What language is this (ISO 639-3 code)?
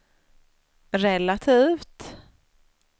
swe